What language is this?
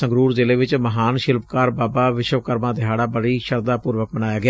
Punjabi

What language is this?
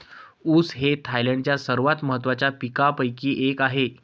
Marathi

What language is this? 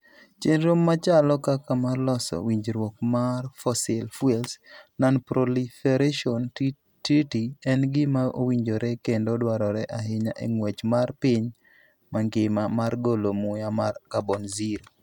Luo (Kenya and Tanzania)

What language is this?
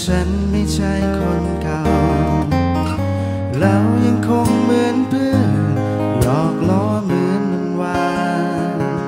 Thai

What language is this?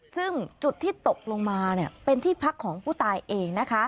Thai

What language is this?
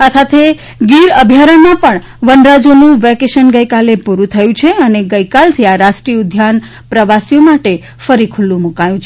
Gujarati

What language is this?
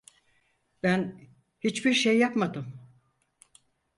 Turkish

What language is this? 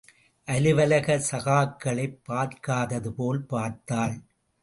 Tamil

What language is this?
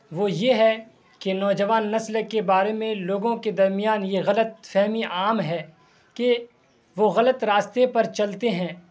Urdu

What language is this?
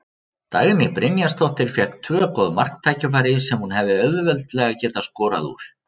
Icelandic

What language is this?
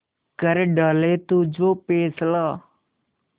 Hindi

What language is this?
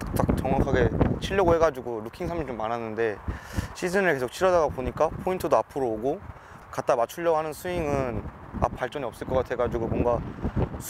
Korean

